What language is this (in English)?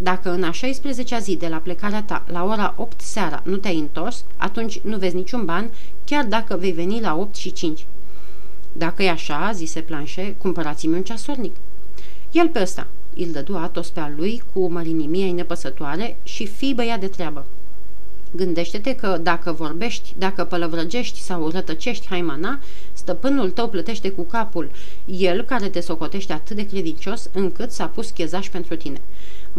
Romanian